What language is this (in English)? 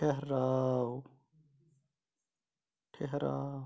Kashmiri